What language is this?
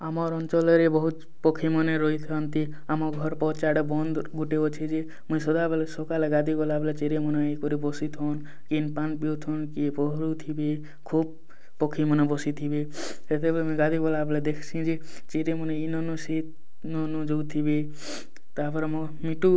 Odia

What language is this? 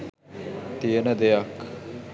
Sinhala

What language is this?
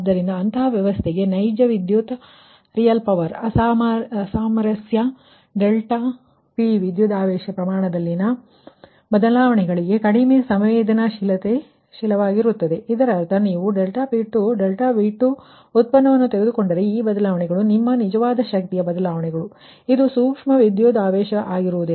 Kannada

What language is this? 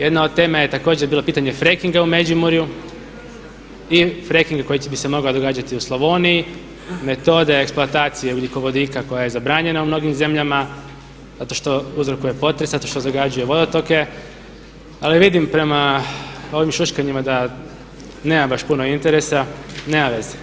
Croatian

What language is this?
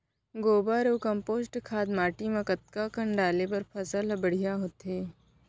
Chhattisgarhi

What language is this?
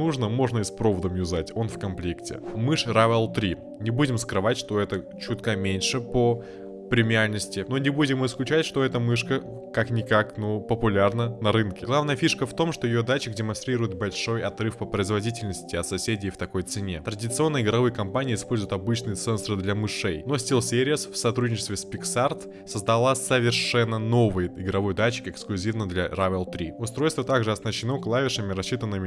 Russian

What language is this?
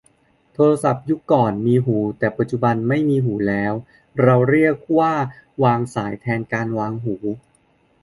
Thai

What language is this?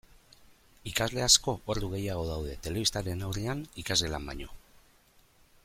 Basque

